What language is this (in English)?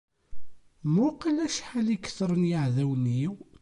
Kabyle